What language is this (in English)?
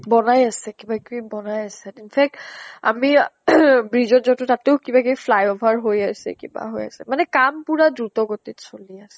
Assamese